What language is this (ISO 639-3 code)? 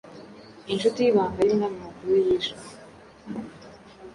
kin